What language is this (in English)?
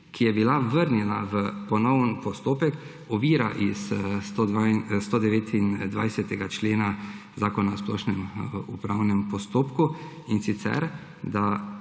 Slovenian